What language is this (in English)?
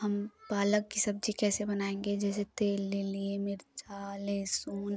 Hindi